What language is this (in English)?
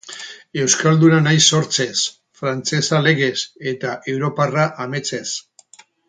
Basque